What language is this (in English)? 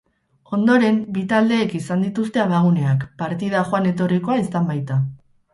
Basque